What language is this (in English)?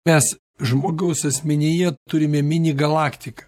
Lithuanian